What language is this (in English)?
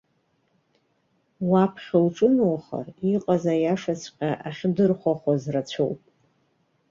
Abkhazian